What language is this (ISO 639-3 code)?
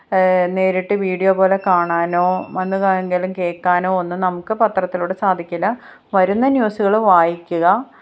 mal